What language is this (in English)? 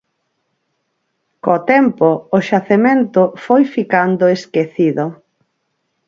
Galician